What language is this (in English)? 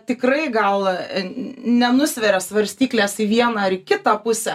Lithuanian